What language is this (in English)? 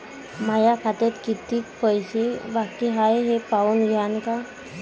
Marathi